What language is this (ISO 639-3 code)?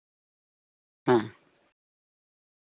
sat